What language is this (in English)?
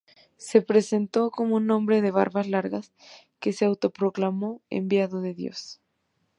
Spanish